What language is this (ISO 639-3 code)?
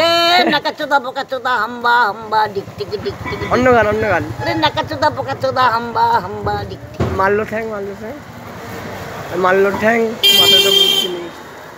ind